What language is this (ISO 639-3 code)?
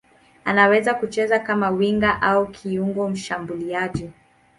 swa